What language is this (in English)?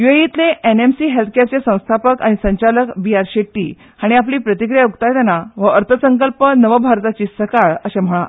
Konkani